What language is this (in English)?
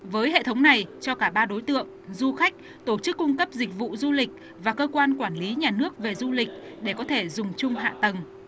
Vietnamese